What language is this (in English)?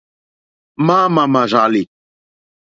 Mokpwe